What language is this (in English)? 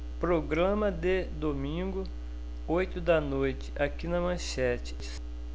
Portuguese